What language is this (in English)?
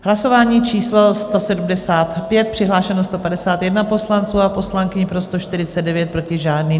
Czech